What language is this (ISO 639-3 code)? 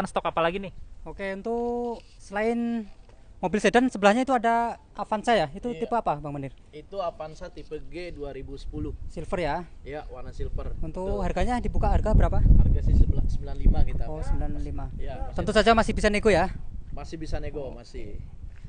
ind